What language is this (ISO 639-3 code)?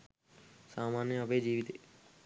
sin